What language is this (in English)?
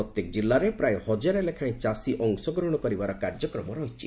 Odia